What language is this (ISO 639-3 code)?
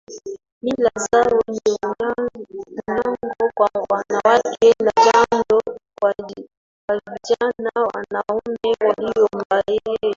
swa